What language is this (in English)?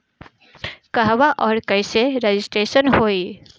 Bhojpuri